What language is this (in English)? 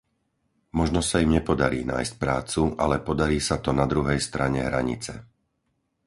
Slovak